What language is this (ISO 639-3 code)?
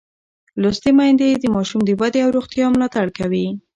pus